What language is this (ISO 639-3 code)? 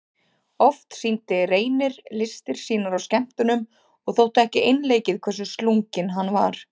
isl